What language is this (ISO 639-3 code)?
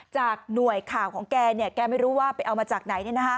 tha